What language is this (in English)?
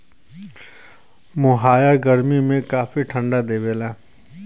Bhojpuri